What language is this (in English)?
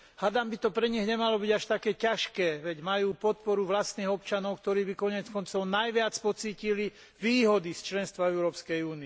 Slovak